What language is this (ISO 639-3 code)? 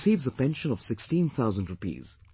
eng